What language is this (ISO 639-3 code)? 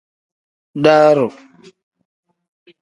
kdh